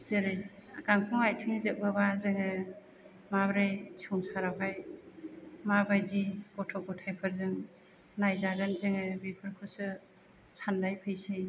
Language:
Bodo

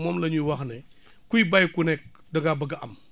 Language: Wolof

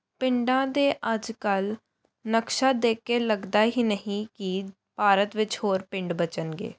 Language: Punjabi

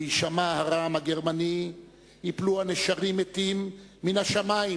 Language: Hebrew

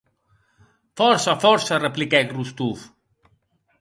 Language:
Occitan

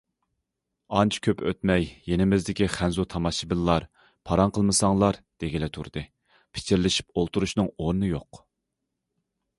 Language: Uyghur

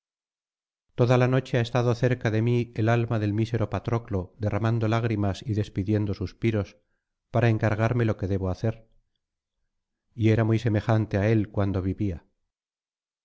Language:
Spanish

